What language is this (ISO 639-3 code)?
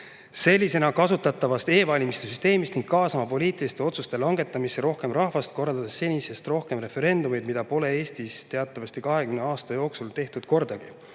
est